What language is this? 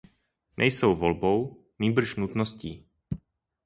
Czech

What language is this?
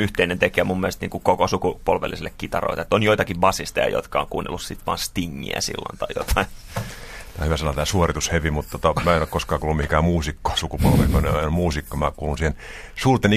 Finnish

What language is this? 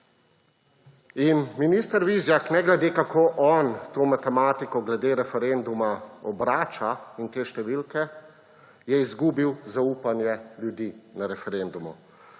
Slovenian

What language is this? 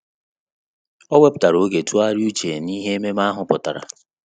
Igbo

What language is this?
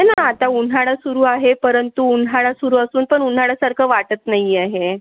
Marathi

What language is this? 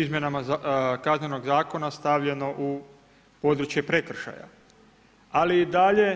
Croatian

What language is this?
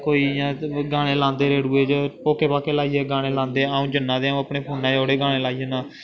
Dogri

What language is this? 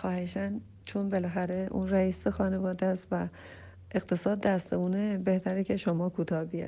Persian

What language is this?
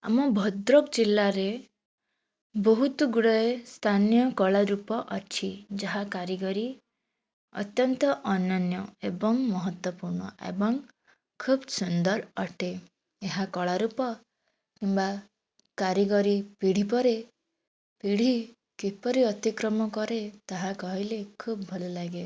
Odia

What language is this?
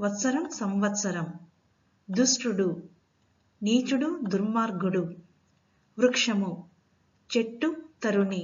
Telugu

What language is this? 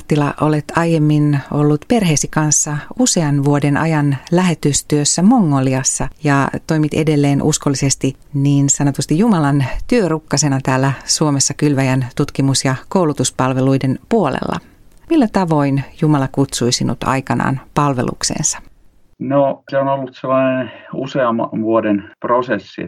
Finnish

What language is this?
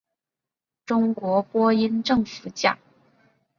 Chinese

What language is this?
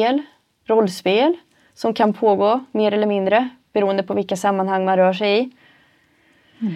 Swedish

